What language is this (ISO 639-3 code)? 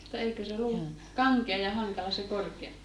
fin